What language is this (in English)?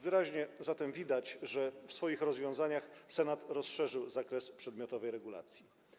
Polish